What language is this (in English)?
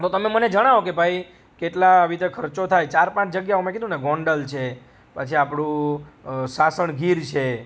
Gujarati